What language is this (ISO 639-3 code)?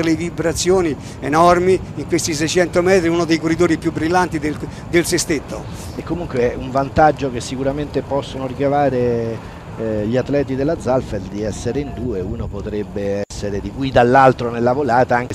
ita